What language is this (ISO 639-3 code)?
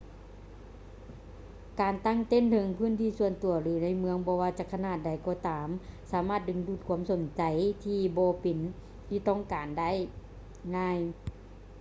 lao